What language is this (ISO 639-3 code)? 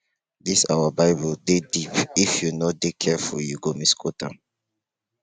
pcm